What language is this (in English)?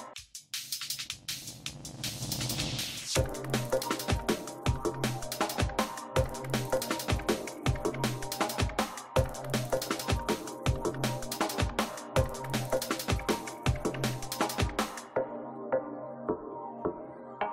English